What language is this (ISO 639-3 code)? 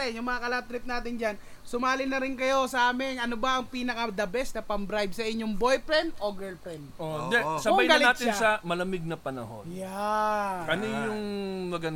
fil